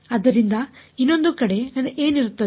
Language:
Kannada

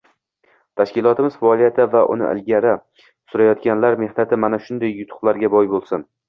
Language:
Uzbek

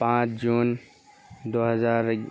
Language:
Urdu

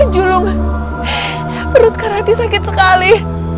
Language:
Indonesian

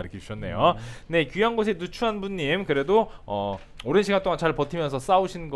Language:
Korean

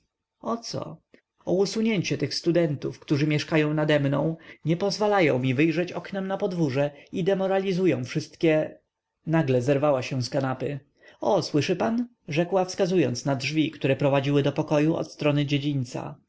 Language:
Polish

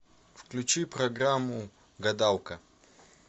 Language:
Russian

